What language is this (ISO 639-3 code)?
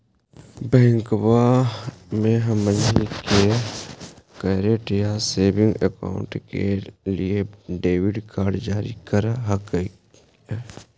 mag